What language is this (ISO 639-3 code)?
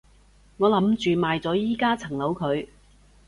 yue